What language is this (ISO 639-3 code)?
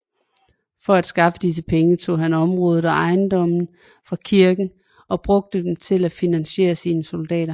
dan